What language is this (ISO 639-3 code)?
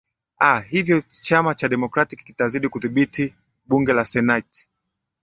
swa